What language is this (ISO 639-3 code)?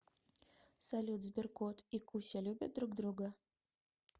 rus